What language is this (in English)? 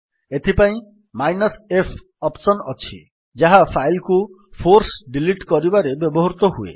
Odia